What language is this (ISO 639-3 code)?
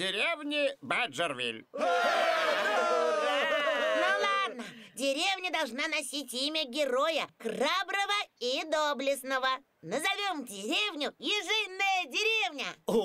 rus